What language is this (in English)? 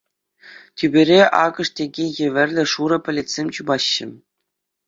Chuvash